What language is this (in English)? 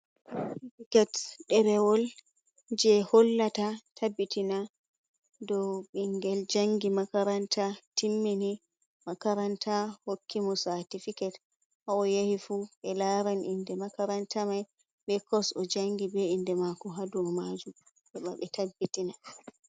Fula